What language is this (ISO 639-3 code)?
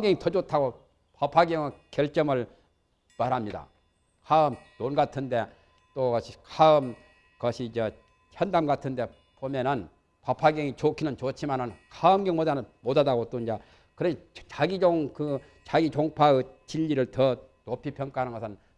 kor